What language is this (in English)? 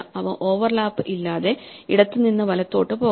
Malayalam